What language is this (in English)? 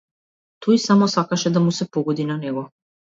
Macedonian